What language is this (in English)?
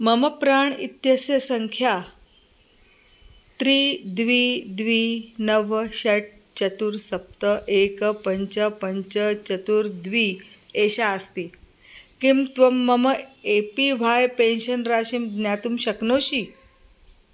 Sanskrit